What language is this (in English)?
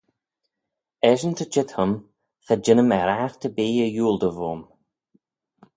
Manx